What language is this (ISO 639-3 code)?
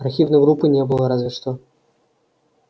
rus